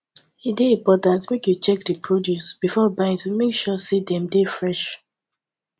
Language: Nigerian Pidgin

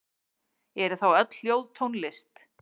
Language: Icelandic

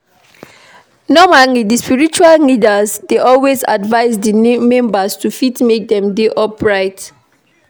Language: Nigerian Pidgin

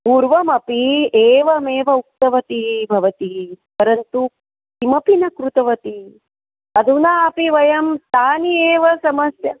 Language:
Sanskrit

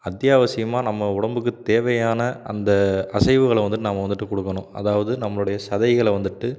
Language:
Tamil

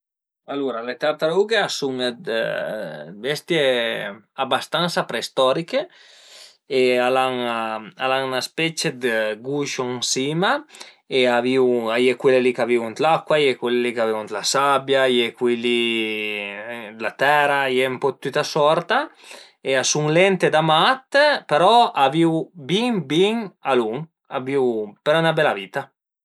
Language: Piedmontese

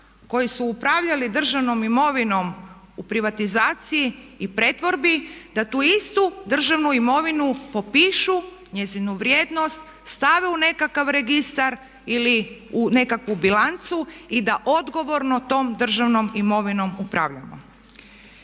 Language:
Croatian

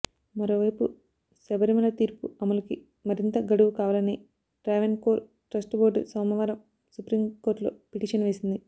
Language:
Telugu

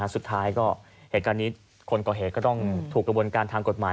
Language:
Thai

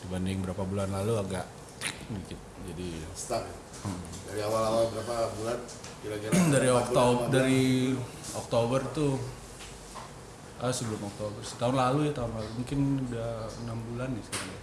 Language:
Indonesian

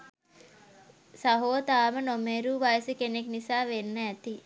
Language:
Sinhala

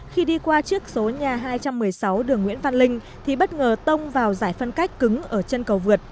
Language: Vietnamese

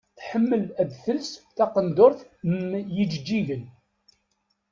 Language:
Kabyle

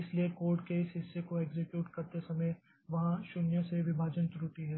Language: Hindi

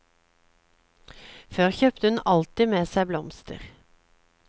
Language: Norwegian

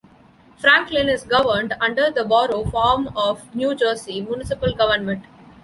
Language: English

